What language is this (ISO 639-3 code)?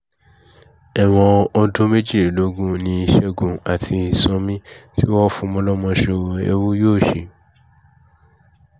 yor